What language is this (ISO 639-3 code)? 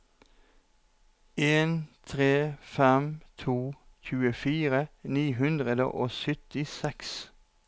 nor